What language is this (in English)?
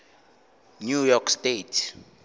Northern Sotho